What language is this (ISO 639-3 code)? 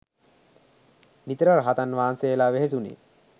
sin